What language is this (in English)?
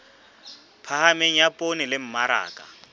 Southern Sotho